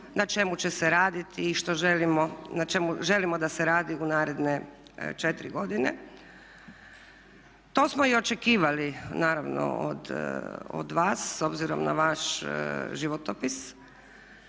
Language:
Croatian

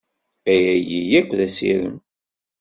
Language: Kabyle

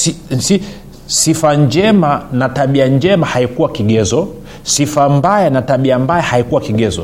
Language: Swahili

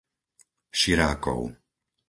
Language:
Slovak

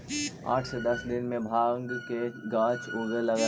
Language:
Magahi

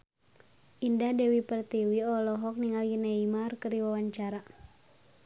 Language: Sundanese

